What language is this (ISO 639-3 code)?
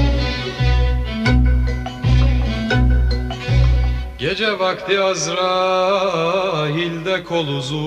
tur